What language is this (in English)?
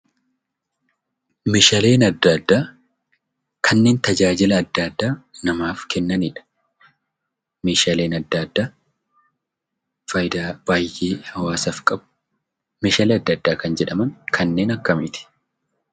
Oromo